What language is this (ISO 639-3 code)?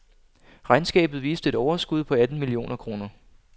dan